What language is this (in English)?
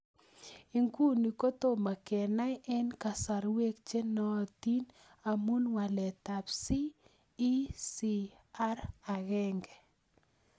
Kalenjin